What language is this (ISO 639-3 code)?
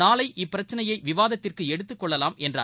tam